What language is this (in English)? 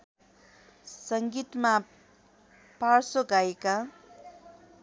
Nepali